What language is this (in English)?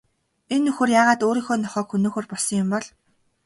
Mongolian